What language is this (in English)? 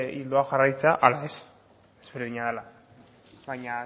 Basque